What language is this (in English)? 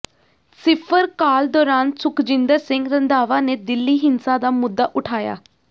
Punjabi